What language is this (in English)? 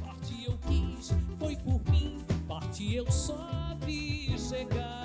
Portuguese